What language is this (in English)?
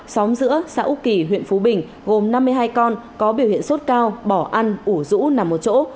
Vietnamese